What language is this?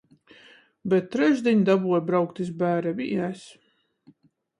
Latgalian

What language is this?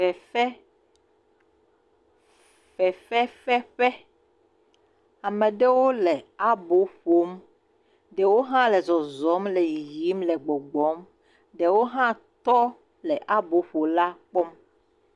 Ewe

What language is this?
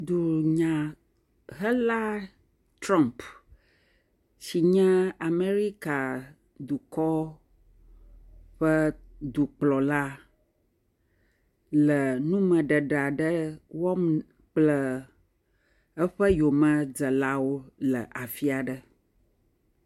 Ewe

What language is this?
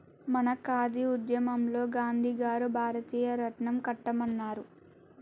Telugu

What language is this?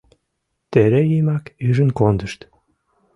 Mari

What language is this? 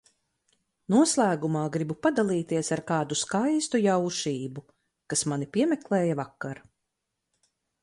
Latvian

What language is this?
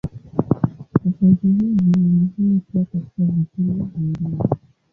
Swahili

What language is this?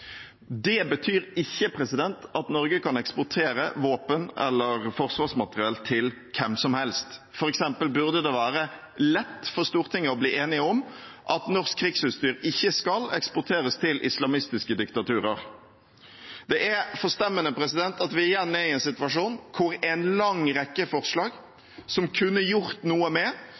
Norwegian Bokmål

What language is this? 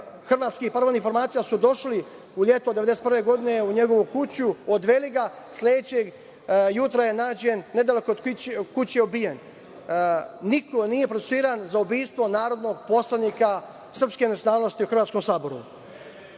Serbian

